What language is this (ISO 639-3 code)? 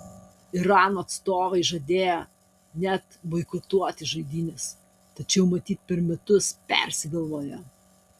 lit